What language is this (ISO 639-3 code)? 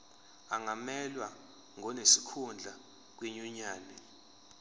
zul